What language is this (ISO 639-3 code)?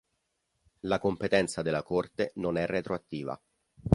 ita